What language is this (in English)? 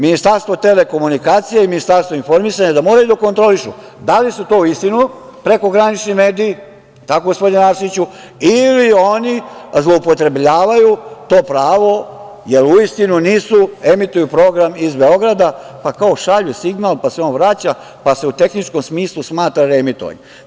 Serbian